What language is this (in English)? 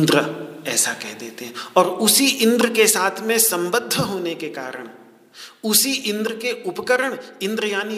Hindi